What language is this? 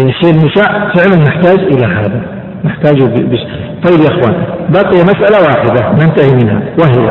Arabic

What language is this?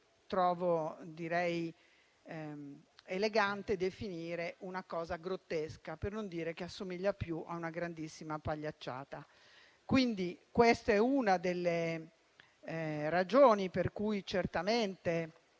Italian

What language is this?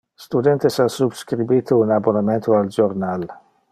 Interlingua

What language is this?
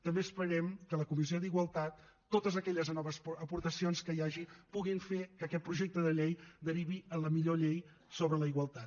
Catalan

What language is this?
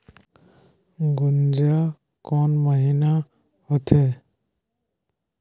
Chhattisgarhi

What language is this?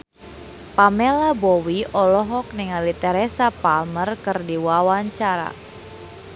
Sundanese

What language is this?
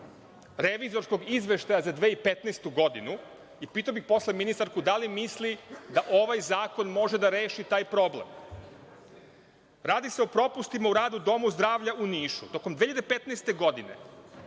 Serbian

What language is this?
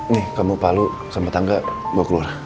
Indonesian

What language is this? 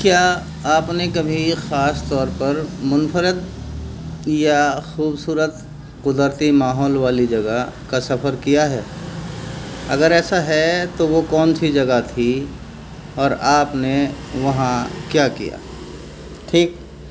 Urdu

